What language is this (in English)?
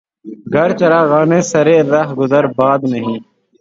Urdu